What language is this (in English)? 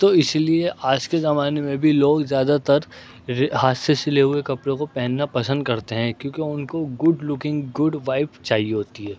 Urdu